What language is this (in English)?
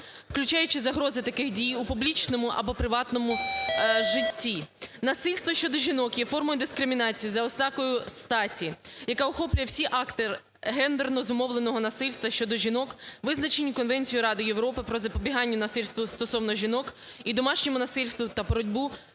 Ukrainian